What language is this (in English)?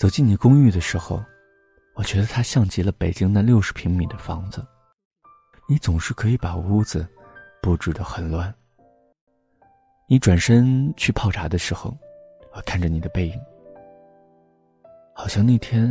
Chinese